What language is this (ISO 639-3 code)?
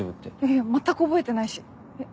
jpn